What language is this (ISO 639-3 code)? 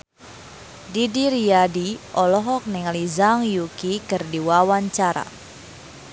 sun